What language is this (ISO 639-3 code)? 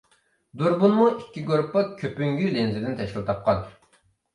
uig